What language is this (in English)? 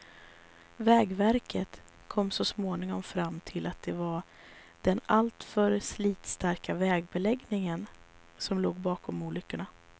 Swedish